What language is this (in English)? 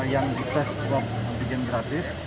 Indonesian